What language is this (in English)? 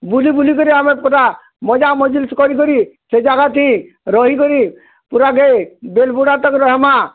Odia